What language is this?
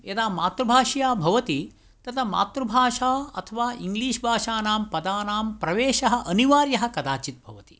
Sanskrit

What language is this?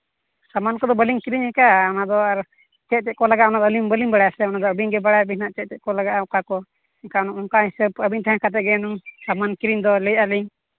Santali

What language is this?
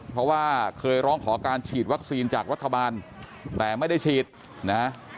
Thai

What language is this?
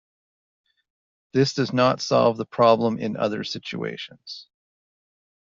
English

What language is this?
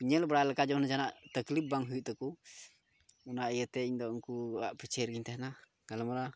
Santali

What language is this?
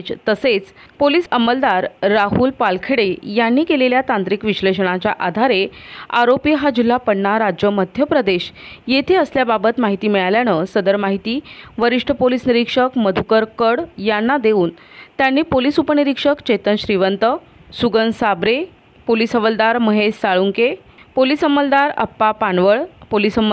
Marathi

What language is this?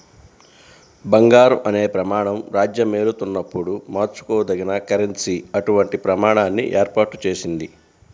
Telugu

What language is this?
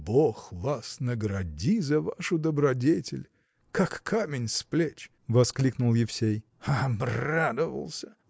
Russian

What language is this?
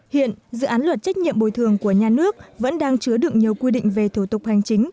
Vietnamese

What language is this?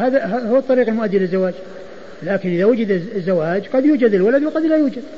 Arabic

